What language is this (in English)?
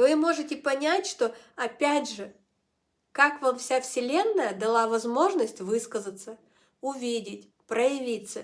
Russian